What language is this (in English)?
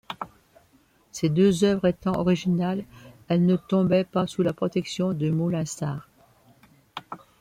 French